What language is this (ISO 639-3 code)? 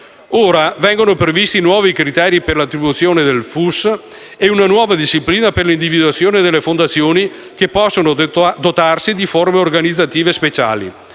ita